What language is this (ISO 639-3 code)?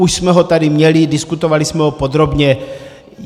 ces